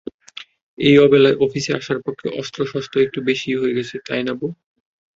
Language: Bangla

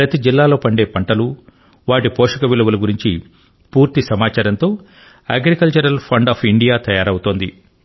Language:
Telugu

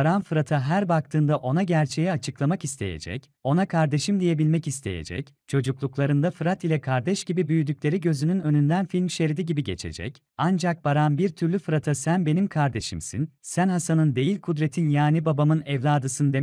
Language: Turkish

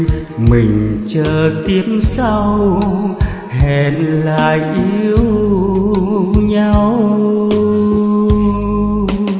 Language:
Vietnamese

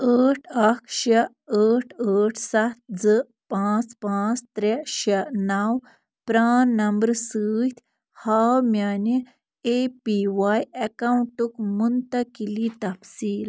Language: Kashmiri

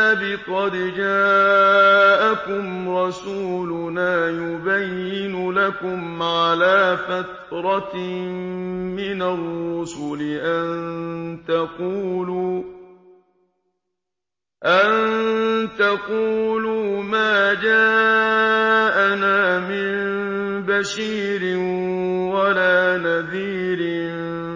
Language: Arabic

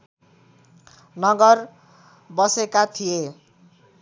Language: Nepali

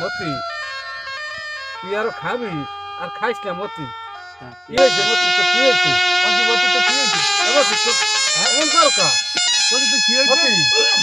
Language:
Arabic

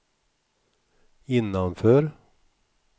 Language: Swedish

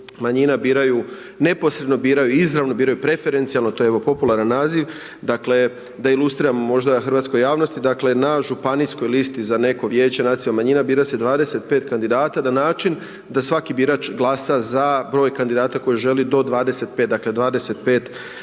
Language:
Croatian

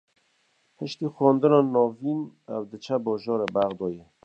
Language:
Kurdish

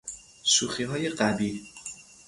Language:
Persian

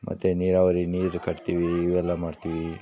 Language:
Kannada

